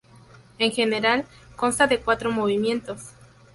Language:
Spanish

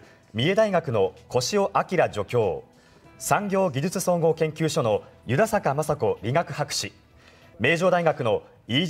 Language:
Japanese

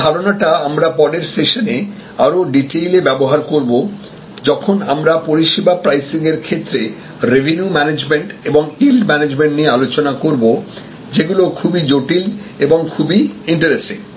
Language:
Bangla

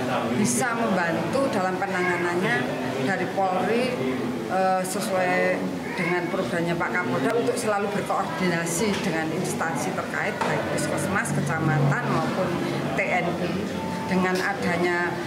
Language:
Indonesian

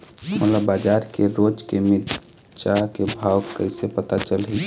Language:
Chhattisgarhi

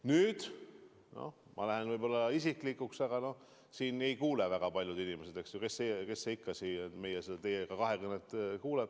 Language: Estonian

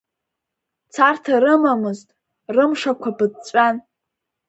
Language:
Abkhazian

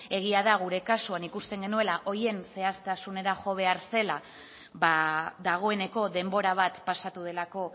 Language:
Basque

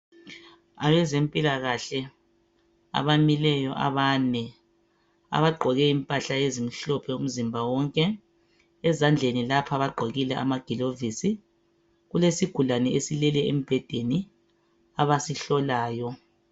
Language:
North Ndebele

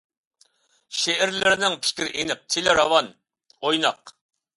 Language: Uyghur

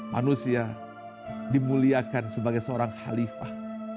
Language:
Indonesian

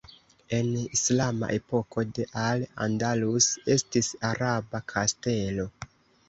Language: Esperanto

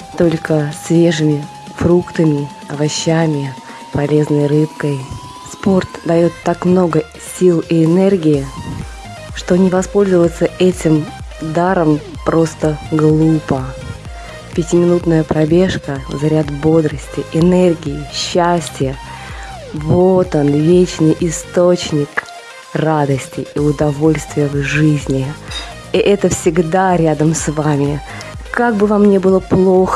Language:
Russian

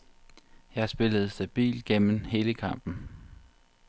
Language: Danish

